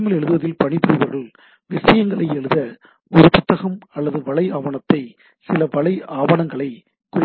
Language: Tamil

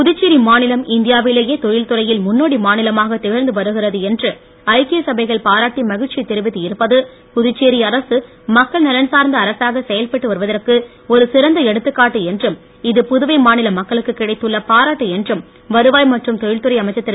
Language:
Tamil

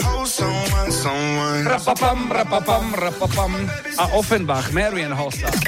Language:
Slovak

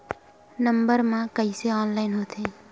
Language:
Chhattisgarhi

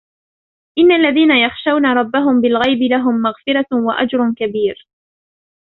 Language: Arabic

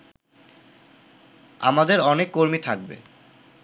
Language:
Bangla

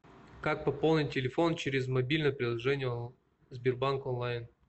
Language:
Russian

